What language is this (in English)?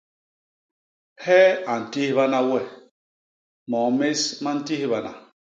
Basaa